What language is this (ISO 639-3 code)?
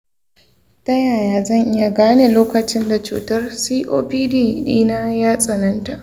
hau